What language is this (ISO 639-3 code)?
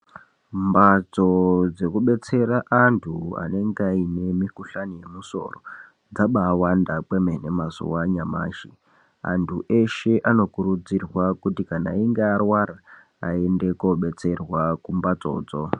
ndc